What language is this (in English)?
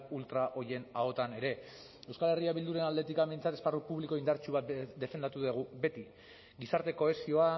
Basque